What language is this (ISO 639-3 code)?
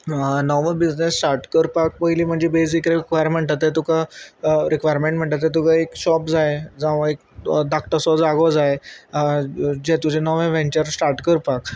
kok